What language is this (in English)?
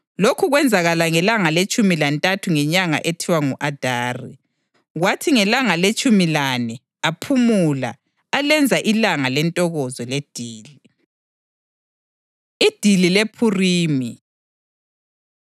North Ndebele